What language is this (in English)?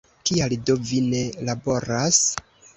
Esperanto